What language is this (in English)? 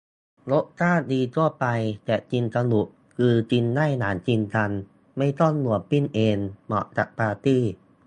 Thai